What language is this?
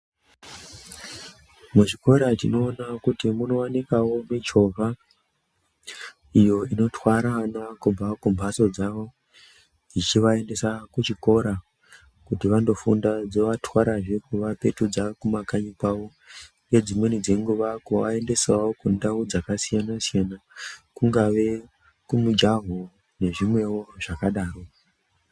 Ndau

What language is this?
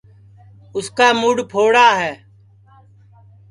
Sansi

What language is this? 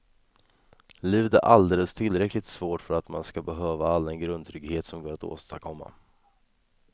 Swedish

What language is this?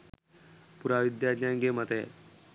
Sinhala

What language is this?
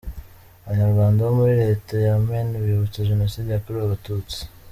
Kinyarwanda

